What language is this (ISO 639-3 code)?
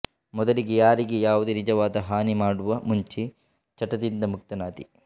kan